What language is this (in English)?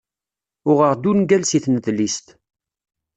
Kabyle